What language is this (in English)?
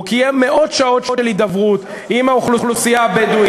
Hebrew